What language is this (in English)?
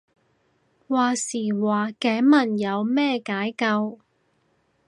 Cantonese